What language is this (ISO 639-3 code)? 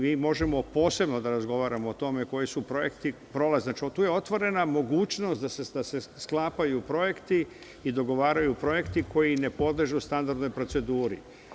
srp